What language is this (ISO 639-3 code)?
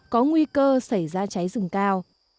vie